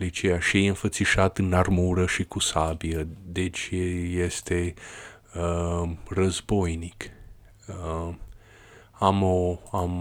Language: Romanian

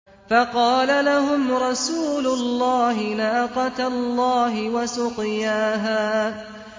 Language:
Arabic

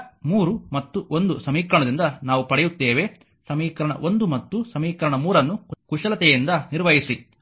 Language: Kannada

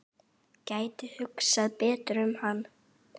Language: Icelandic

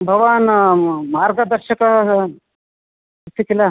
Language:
Sanskrit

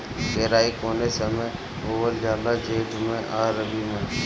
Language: Bhojpuri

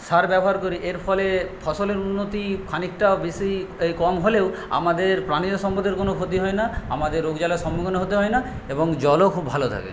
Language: Bangla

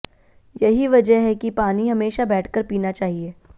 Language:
Hindi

